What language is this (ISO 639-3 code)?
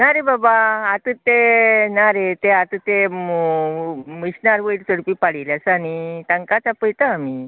kok